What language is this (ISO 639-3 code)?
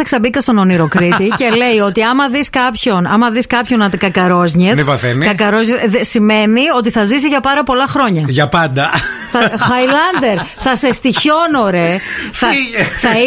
ell